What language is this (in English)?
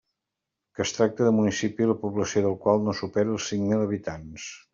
Catalan